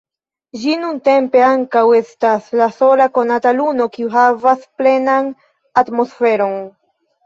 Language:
Esperanto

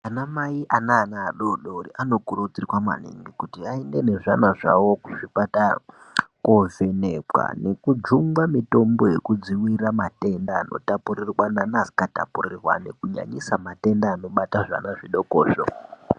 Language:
Ndau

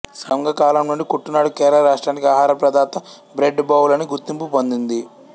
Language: Telugu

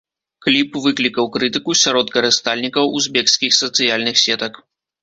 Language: Belarusian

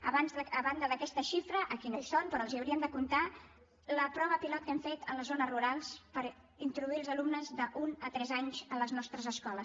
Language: Catalan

